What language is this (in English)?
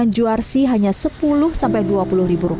Indonesian